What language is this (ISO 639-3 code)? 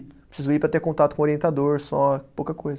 por